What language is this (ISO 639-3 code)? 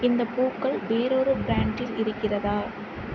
tam